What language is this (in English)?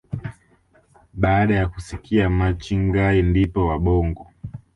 Swahili